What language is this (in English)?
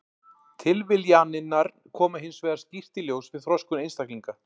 Icelandic